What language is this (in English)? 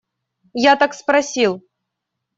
Russian